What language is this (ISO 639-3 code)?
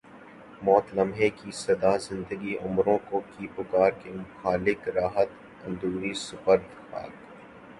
urd